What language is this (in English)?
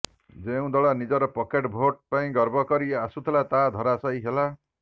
Odia